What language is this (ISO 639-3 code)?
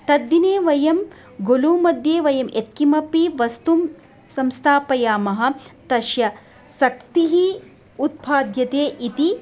san